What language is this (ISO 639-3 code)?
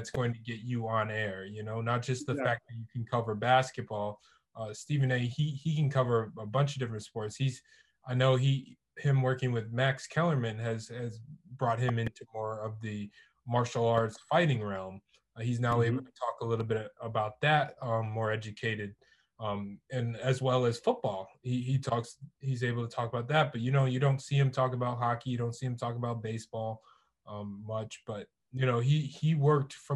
eng